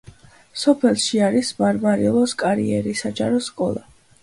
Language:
Georgian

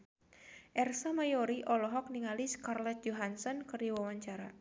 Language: Sundanese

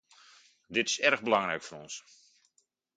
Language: Dutch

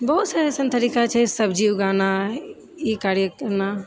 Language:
Maithili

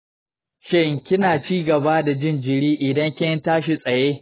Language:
Hausa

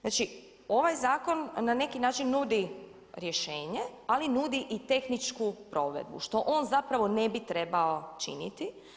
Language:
Croatian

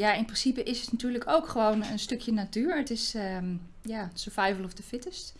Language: Dutch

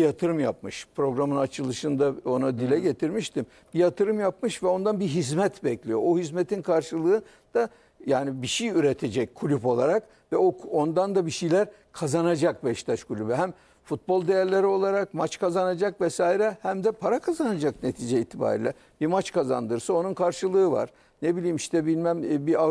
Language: Turkish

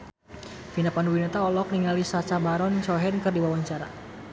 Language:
Sundanese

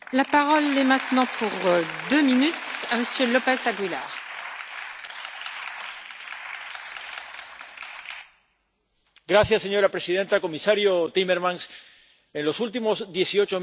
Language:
Spanish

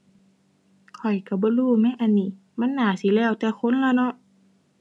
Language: Thai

